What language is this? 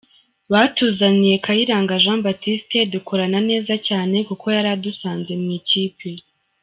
Kinyarwanda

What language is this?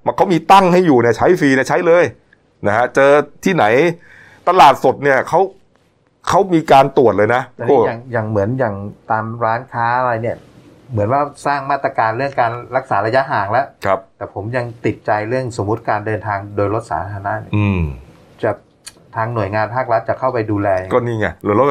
Thai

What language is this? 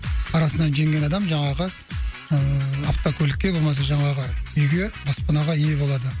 Kazakh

